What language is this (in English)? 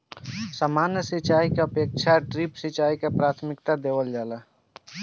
Bhojpuri